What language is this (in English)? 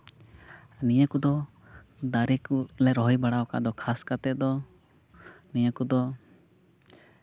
Santali